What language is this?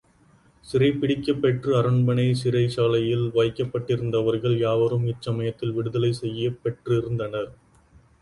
Tamil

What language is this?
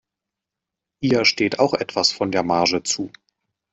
German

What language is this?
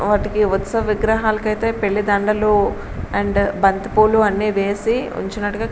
Telugu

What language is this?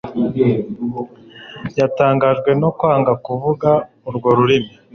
Kinyarwanda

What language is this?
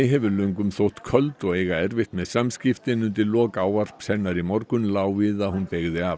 Icelandic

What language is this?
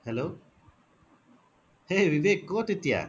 Assamese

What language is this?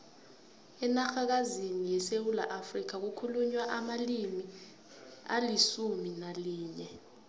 South Ndebele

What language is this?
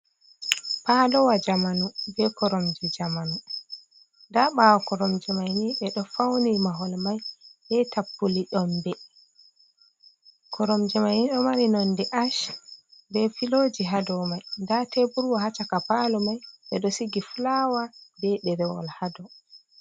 Fula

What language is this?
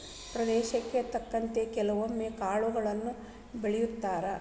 Kannada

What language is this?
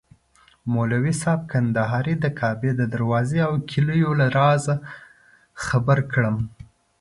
Pashto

